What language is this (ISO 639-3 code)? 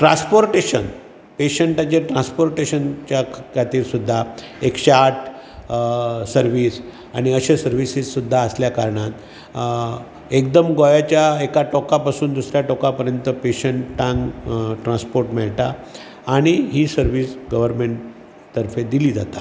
kok